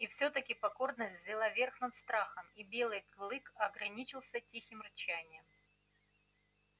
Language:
Russian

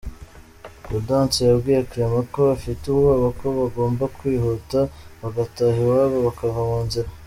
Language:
Kinyarwanda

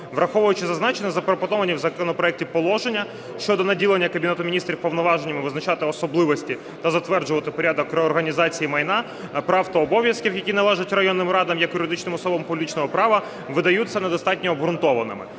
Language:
Ukrainian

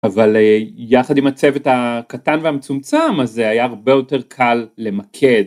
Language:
Hebrew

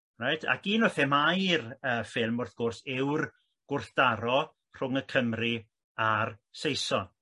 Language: Welsh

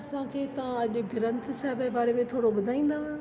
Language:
Sindhi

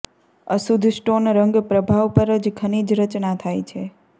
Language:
Gujarati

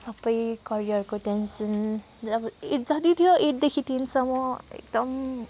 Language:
Nepali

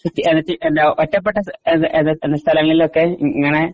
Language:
Malayalam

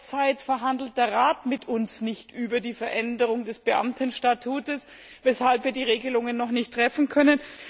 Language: German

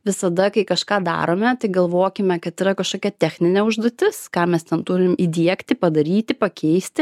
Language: Lithuanian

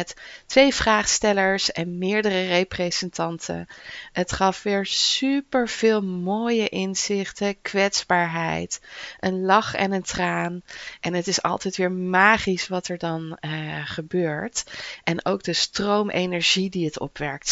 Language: Dutch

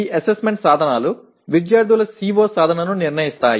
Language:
Telugu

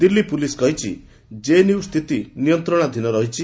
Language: Odia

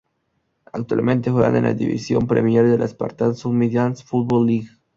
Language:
Spanish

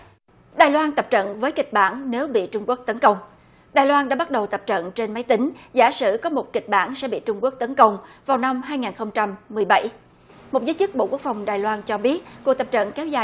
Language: Vietnamese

